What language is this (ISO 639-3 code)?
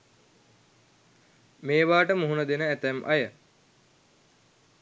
sin